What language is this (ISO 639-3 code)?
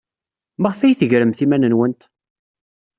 kab